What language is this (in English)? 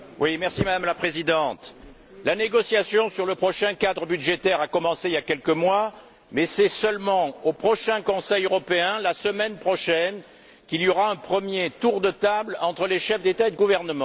French